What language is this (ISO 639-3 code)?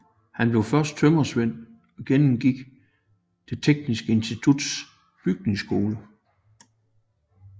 dan